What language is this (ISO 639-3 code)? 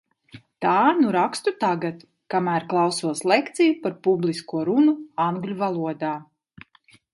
lav